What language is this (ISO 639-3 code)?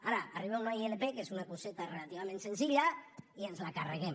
cat